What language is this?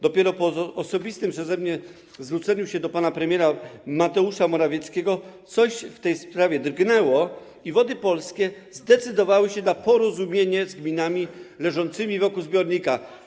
Polish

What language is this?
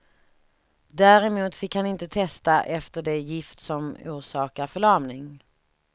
Swedish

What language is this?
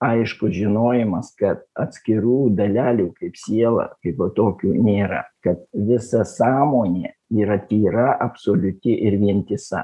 Lithuanian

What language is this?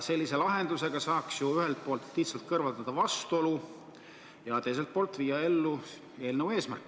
Estonian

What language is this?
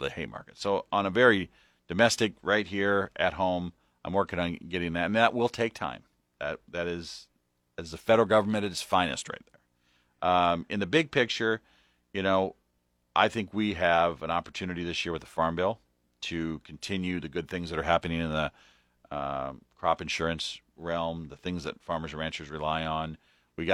English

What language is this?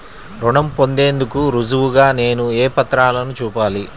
Telugu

